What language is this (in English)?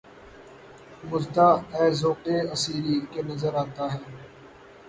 Urdu